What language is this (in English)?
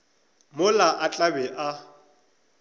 Northern Sotho